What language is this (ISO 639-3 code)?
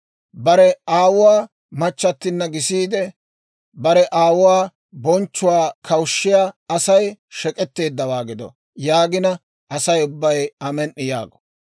dwr